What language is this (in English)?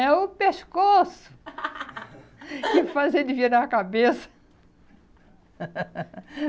Portuguese